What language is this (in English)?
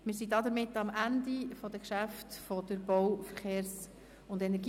Swiss German